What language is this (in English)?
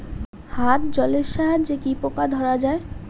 Bangla